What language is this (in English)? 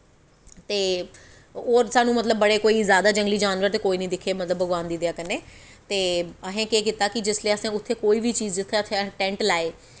Dogri